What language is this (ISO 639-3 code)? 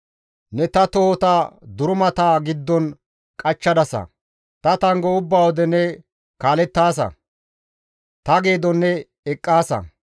gmv